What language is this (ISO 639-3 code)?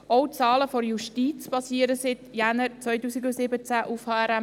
gsw